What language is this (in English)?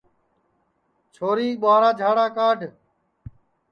Sansi